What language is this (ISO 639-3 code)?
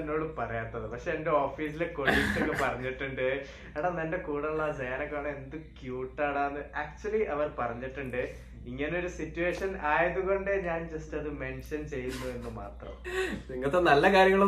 mal